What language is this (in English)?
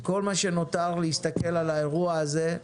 Hebrew